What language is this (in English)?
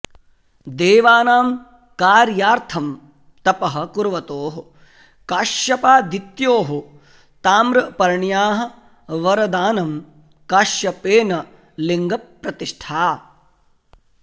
Sanskrit